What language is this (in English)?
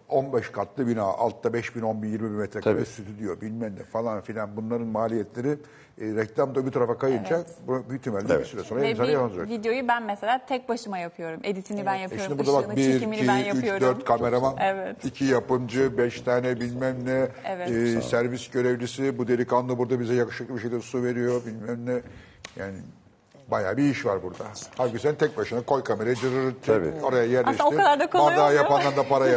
Turkish